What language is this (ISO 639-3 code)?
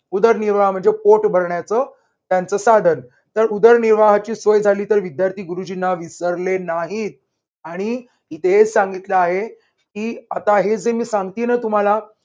mar